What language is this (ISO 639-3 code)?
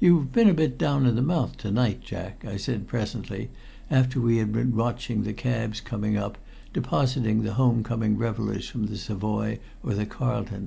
eng